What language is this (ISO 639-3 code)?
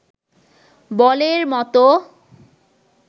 ben